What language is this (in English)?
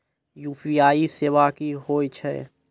Maithili